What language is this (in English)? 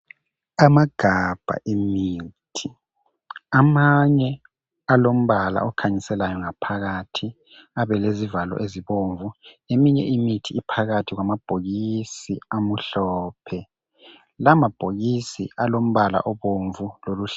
North Ndebele